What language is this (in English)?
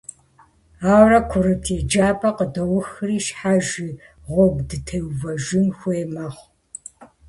Kabardian